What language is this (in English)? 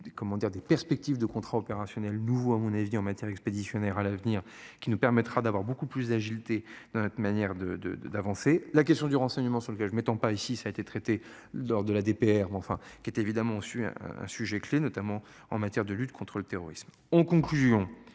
French